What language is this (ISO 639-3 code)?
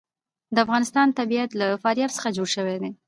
pus